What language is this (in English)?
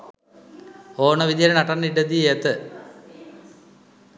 Sinhala